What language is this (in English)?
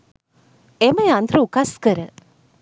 Sinhala